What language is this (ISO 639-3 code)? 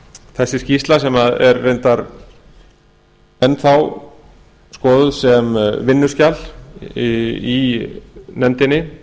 isl